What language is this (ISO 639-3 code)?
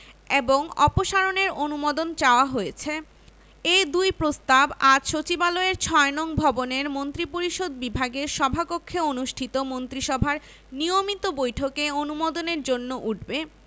ben